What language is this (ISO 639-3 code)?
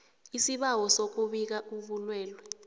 nbl